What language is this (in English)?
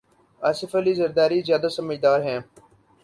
Urdu